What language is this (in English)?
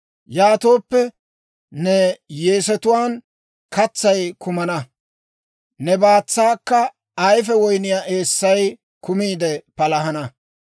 Dawro